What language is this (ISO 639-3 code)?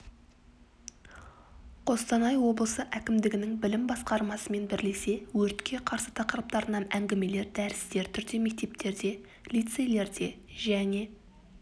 kaz